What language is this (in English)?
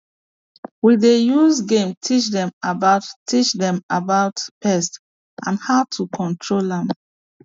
Nigerian Pidgin